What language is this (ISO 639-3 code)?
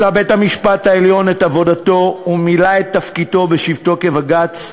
heb